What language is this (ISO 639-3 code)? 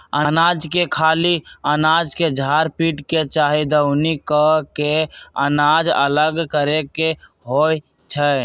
mag